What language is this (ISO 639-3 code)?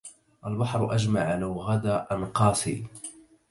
ara